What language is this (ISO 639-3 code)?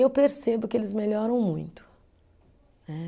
por